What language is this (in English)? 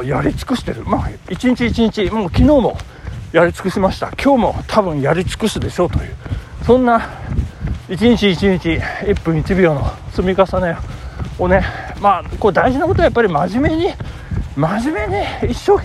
Japanese